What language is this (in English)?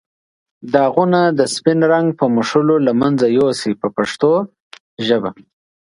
Pashto